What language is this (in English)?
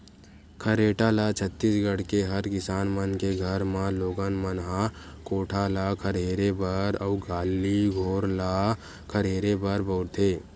Chhattisgarhi